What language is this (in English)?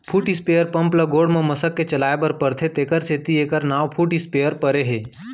Chhattisgarhi